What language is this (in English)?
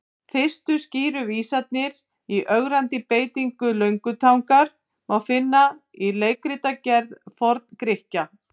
Icelandic